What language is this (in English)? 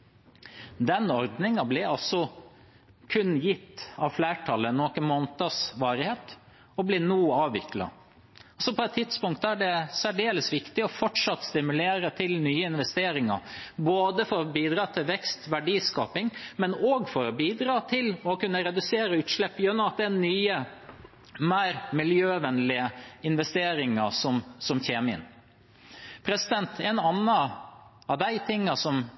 Norwegian Bokmål